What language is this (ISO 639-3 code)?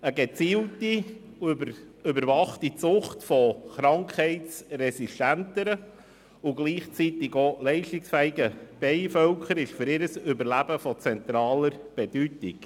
gsw